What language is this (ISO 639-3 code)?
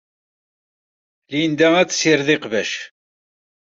kab